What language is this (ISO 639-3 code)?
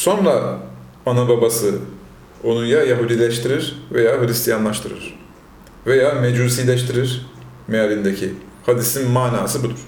tur